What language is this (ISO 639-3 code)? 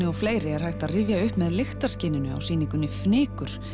isl